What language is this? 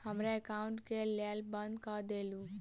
Maithili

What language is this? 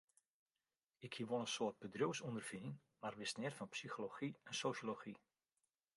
Western Frisian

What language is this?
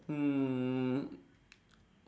English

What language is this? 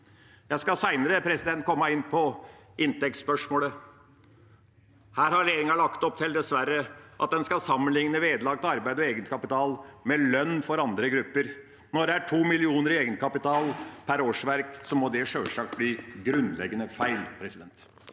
Norwegian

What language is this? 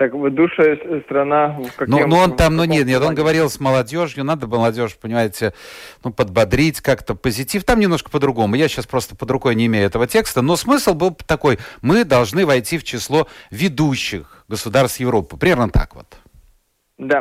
Russian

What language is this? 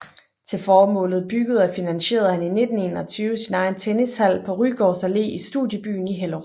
Danish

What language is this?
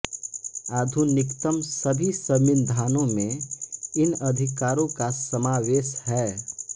Hindi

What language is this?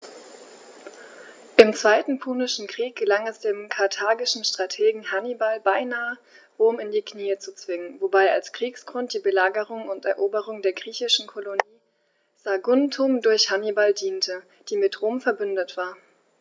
German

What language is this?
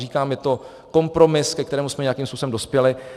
Czech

